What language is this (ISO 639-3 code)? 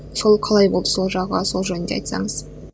kaz